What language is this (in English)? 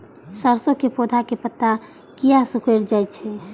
Maithili